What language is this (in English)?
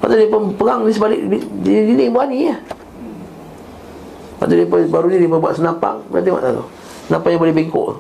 Malay